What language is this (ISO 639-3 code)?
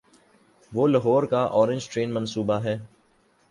urd